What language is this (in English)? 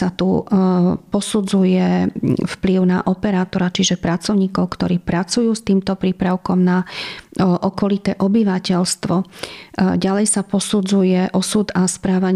Slovak